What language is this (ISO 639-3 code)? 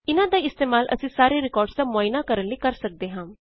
pan